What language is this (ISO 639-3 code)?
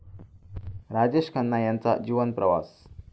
mar